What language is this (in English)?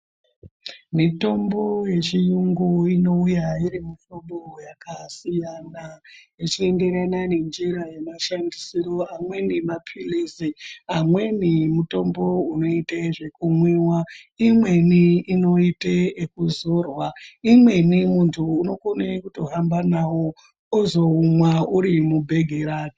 Ndau